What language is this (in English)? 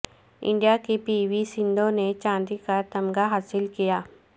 Urdu